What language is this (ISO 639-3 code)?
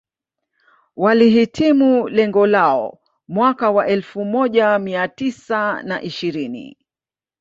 swa